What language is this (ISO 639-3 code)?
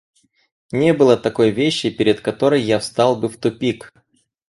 rus